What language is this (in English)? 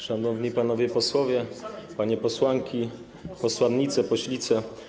Polish